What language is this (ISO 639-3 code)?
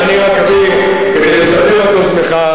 heb